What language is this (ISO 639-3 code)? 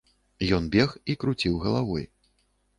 bel